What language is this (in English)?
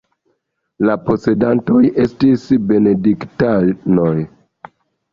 Esperanto